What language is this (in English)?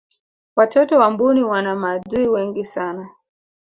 Swahili